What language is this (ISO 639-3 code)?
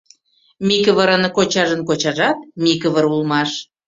chm